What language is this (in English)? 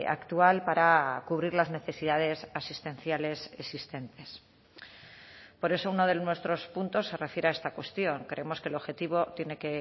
Spanish